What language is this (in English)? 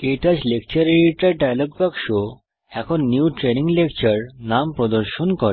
Bangla